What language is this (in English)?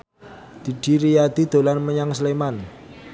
Javanese